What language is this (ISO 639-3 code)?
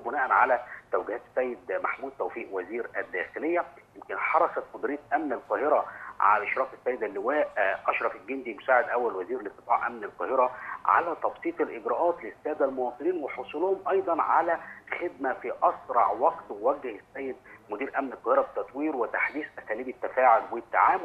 ara